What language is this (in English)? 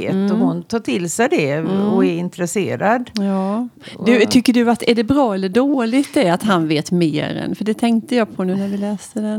Swedish